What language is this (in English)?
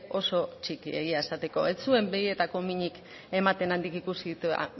Basque